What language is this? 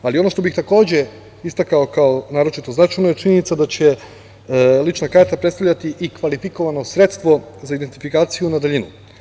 Serbian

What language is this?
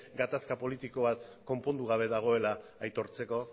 Basque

